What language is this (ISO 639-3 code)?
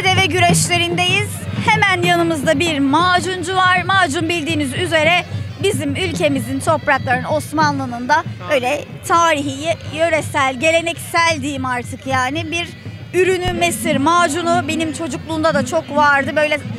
tur